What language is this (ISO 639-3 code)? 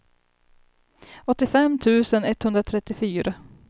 swe